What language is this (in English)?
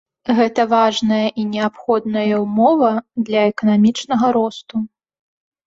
Belarusian